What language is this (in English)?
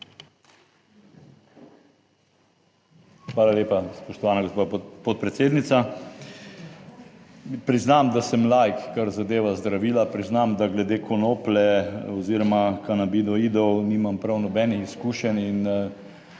Slovenian